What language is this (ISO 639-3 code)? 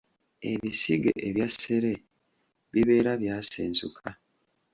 lug